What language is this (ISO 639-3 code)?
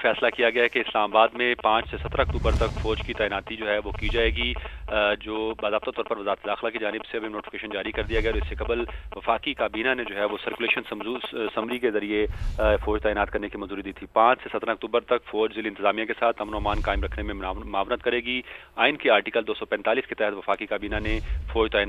hin